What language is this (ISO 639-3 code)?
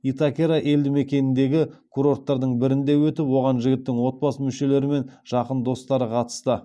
kaz